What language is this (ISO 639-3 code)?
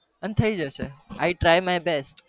guj